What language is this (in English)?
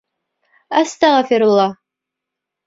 Bashkir